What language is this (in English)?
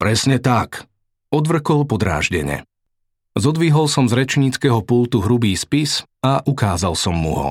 Slovak